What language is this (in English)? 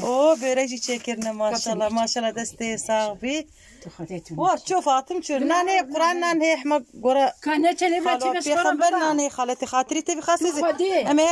Turkish